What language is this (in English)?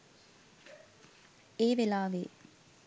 Sinhala